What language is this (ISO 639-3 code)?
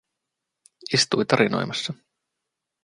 fin